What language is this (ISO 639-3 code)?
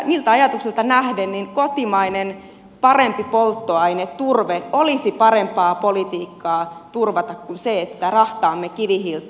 fin